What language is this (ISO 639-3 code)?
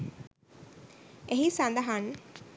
sin